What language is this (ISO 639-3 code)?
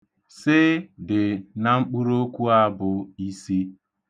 ibo